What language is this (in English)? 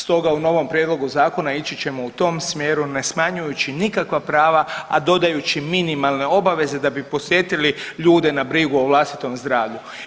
Croatian